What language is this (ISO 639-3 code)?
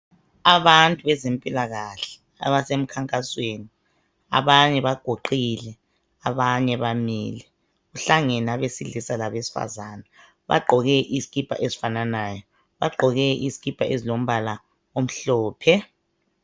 nde